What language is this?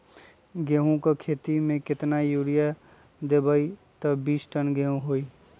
Magahi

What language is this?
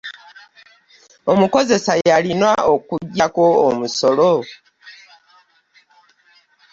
Ganda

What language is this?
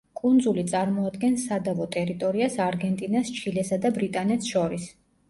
Georgian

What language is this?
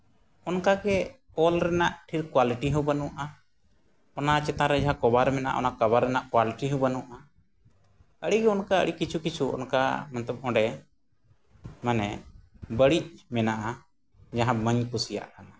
Santali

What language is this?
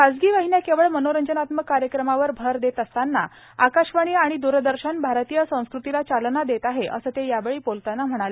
Marathi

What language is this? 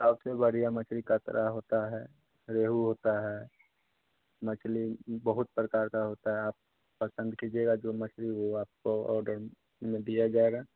Hindi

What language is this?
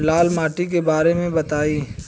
Bhojpuri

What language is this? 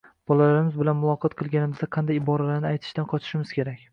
Uzbek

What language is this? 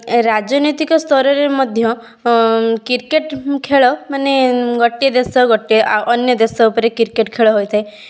Odia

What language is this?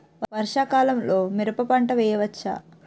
Telugu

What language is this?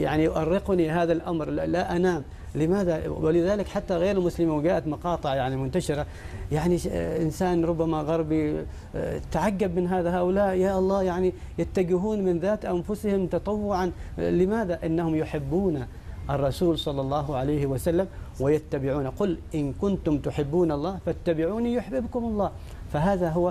Arabic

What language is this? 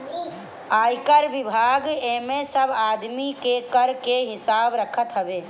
Bhojpuri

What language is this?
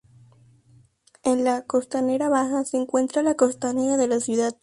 Spanish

